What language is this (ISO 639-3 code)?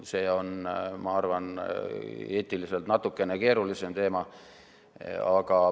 est